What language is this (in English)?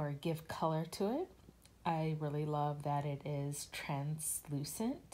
English